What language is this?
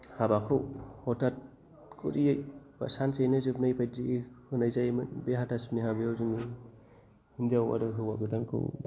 Bodo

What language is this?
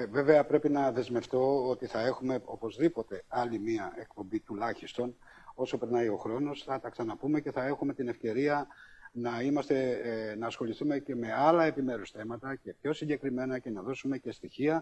Greek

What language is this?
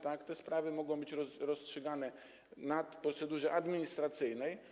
Polish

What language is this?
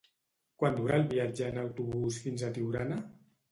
Catalan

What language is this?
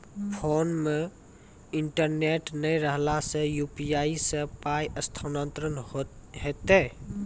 Maithili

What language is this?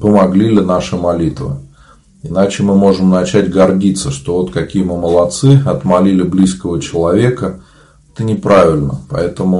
Russian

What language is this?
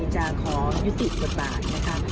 Thai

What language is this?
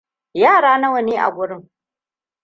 Hausa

